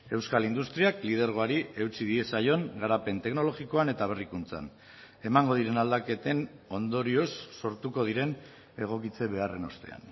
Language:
Basque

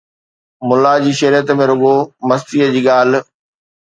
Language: Sindhi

